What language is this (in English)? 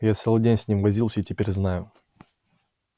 Russian